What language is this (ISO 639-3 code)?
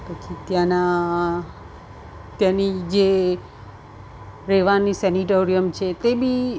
guj